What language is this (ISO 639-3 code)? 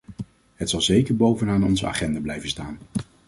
nld